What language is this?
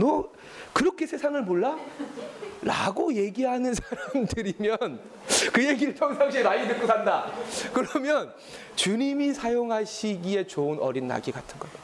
Korean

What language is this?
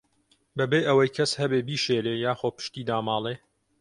Central Kurdish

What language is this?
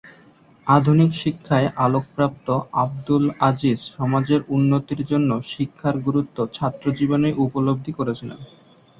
Bangla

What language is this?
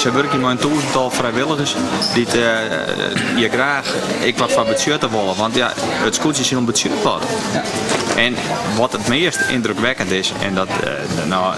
Dutch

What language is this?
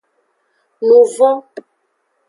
Aja (Benin)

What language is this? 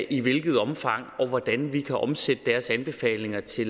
Danish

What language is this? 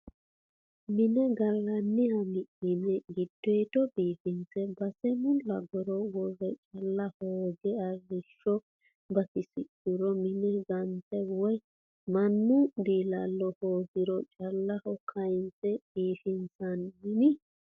Sidamo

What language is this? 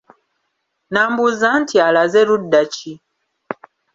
Ganda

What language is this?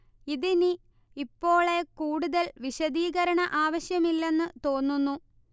Malayalam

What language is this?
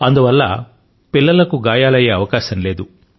Telugu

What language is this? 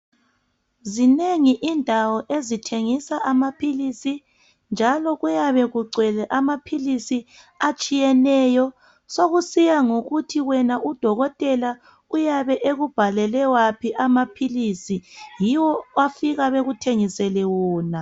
North Ndebele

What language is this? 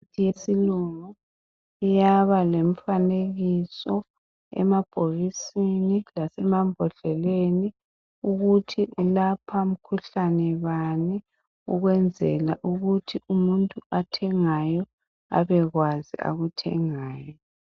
North Ndebele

